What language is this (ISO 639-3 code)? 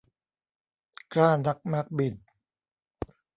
tha